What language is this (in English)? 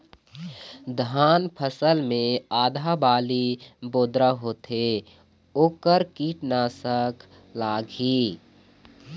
Chhattisgarhi